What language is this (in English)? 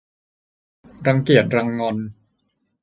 Thai